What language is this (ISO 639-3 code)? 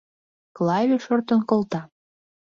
chm